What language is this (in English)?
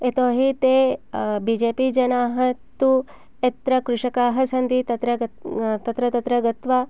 Sanskrit